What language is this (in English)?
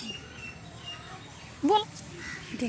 Magahi